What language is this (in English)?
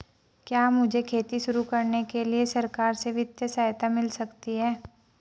Hindi